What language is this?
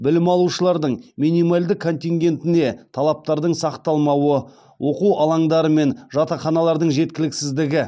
Kazakh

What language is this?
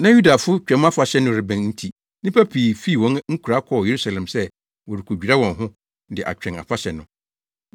Akan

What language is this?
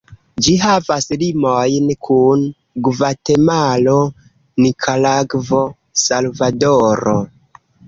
Esperanto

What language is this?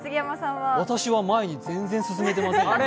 Japanese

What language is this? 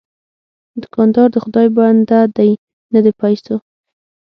Pashto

